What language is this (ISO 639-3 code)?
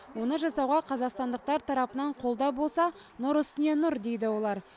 kaz